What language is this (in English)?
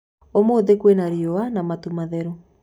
Kikuyu